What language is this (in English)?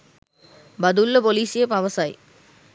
Sinhala